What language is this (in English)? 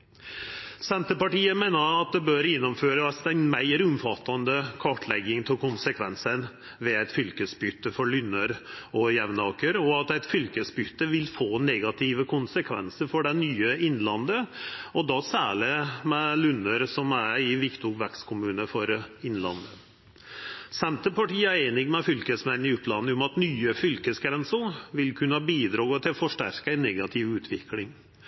Norwegian Nynorsk